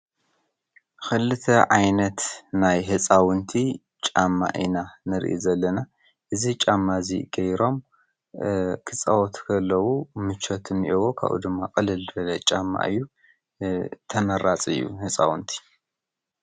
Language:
Tigrinya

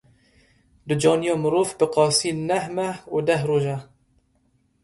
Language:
Kurdish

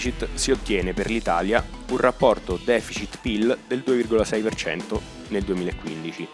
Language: Italian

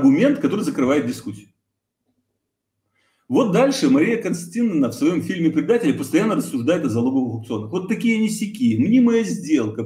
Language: Russian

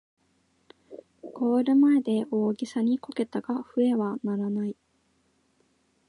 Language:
Japanese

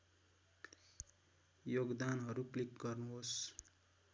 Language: Nepali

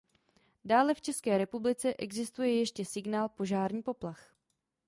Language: Czech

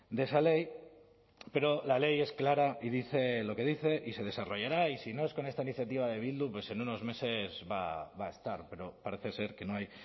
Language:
Spanish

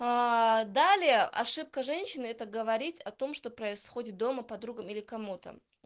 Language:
Russian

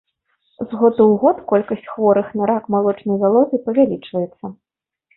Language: Belarusian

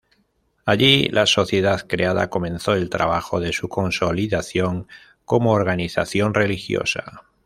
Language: Spanish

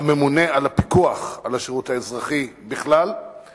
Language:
Hebrew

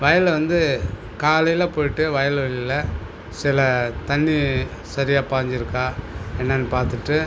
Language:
Tamil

